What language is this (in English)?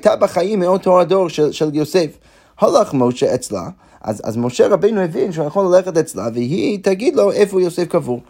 Hebrew